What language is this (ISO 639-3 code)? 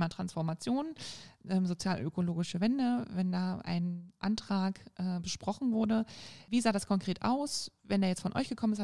deu